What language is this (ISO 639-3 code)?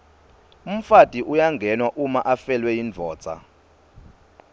ssw